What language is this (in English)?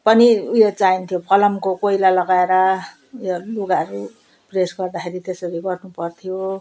Nepali